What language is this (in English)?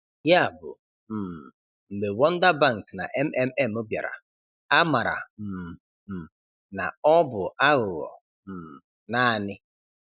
Igbo